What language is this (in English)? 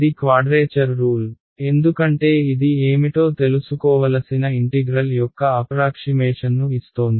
Telugu